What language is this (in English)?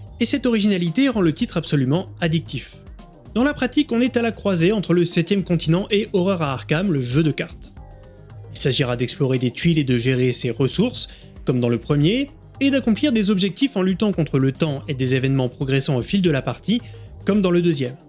French